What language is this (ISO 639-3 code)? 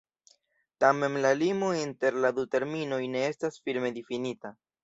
epo